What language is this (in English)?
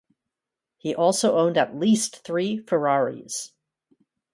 English